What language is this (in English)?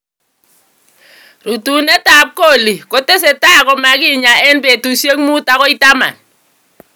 Kalenjin